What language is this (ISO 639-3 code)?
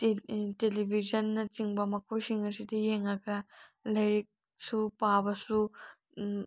mni